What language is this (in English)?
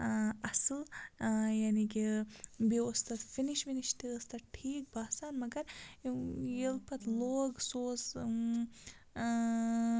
Kashmiri